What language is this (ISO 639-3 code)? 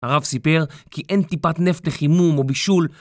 heb